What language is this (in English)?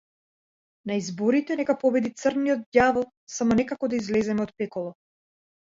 Macedonian